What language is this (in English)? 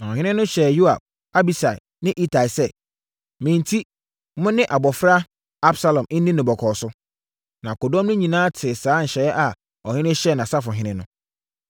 Akan